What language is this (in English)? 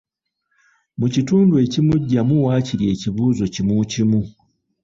Ganda